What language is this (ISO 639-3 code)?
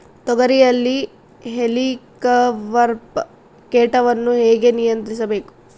kan